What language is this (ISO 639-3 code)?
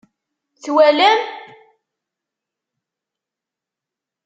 kab